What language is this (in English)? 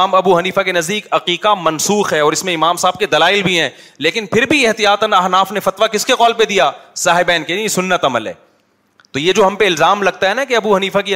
Urdu